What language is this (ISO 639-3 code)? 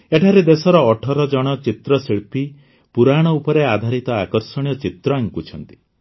ori